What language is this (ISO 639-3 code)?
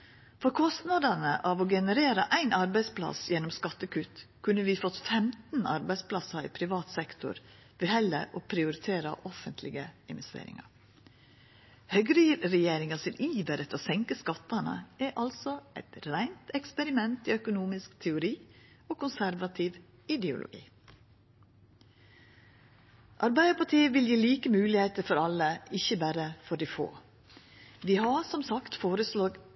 nno